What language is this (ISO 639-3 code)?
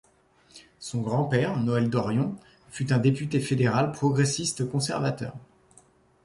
fra